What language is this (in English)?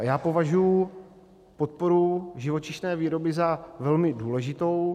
Czech